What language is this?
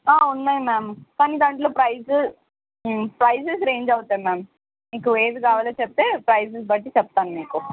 Telugu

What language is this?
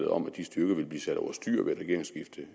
Danish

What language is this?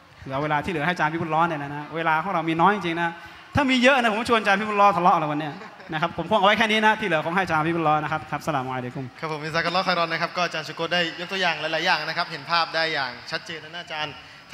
Thai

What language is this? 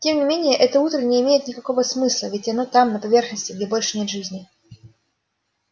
Russian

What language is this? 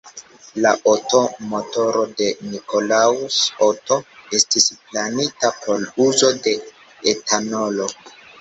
Esperanto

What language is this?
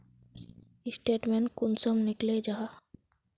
Magahi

